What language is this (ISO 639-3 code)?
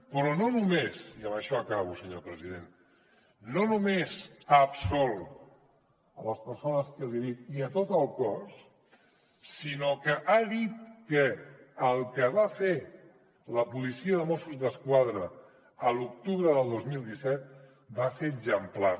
cat